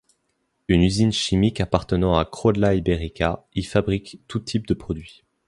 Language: French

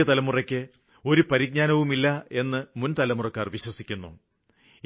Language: Malayalam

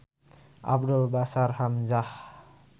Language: Sundanese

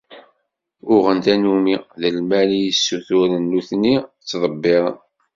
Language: Kabyle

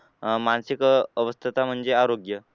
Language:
Marathi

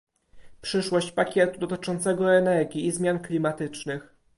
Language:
Polish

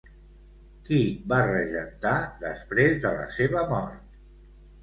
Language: Catalan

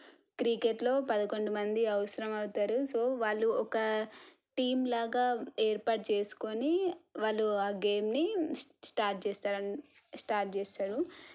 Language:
Telugu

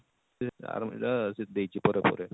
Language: Odia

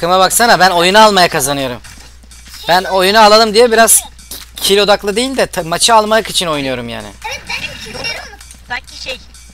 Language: Turkish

